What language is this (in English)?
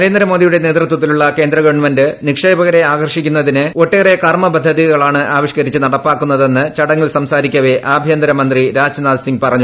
Malayalam